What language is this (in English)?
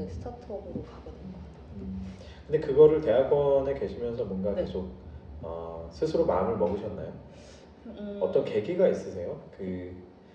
Korean